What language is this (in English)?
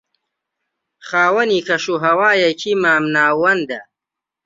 Central Kurdish